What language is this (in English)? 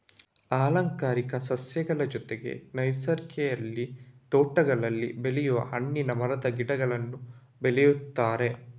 Kannada